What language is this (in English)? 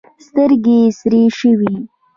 Pashto